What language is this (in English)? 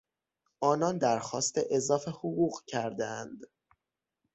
Persian